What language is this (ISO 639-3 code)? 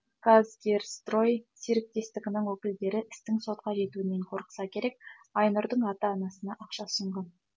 kaz